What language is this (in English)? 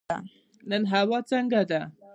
Pashto